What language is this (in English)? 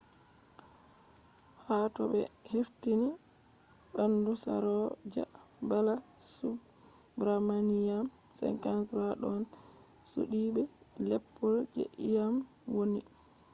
Fula